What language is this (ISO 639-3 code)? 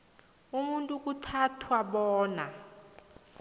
nbl